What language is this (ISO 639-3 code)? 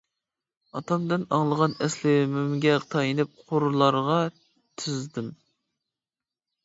uig